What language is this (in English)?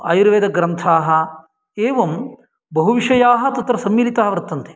Sanskrit